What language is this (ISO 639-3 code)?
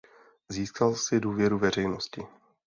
ces